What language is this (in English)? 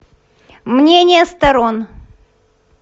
Russian